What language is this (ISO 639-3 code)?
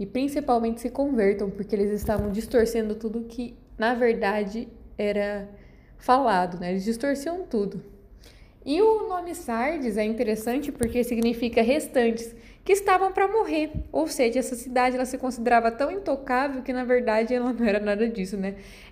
por